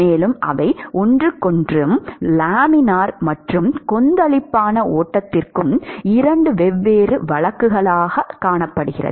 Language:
Tamil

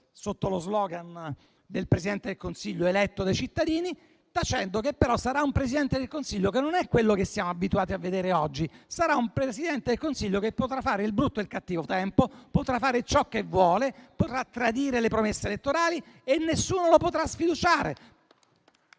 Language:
Italian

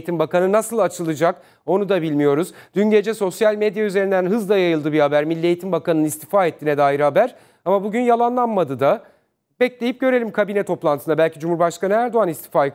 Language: Turkish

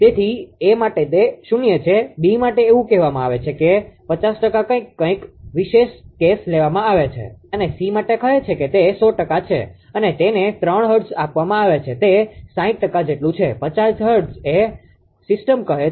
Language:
Gujarati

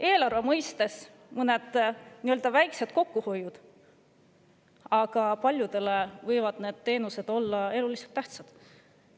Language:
Estonian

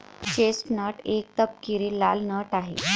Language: Marathi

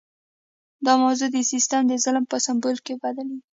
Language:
Pashto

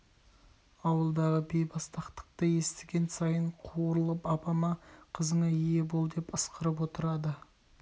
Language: Kazakh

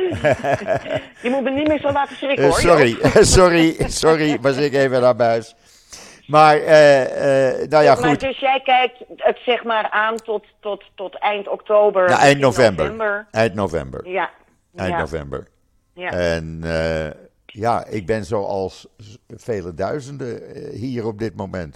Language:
Dutch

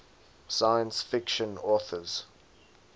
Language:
English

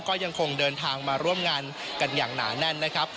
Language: Thai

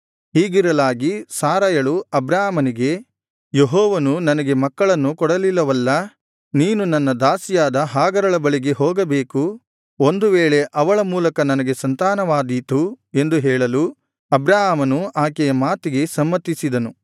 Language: Kannada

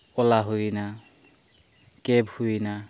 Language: Santali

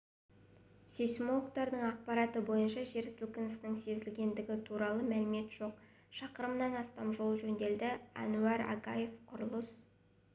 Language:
Kazakh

